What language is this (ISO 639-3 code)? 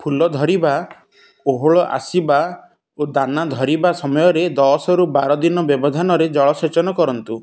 ori